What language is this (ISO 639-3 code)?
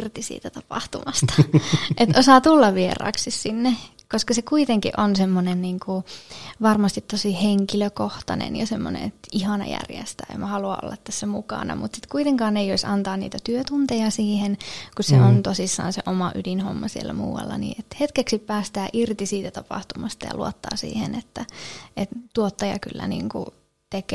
fin